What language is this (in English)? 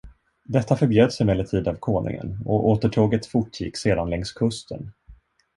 Swedish